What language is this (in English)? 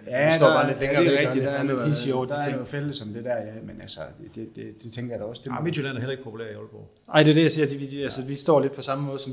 Danish